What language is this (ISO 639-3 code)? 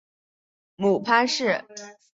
zho